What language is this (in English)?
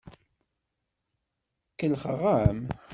Kabyle